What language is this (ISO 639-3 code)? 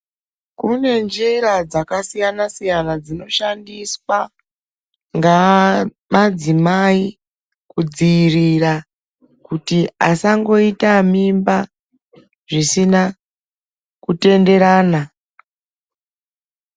ndc